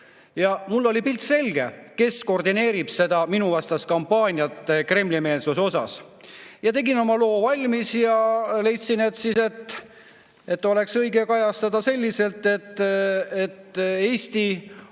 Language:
Estonian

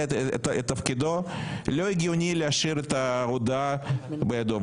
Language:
Hebrew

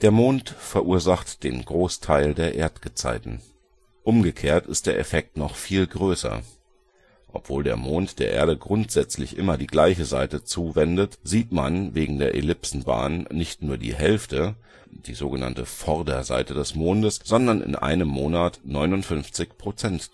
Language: German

